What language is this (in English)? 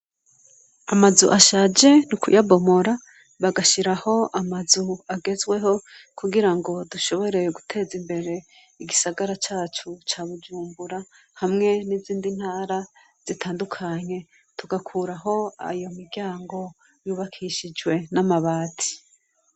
Rundi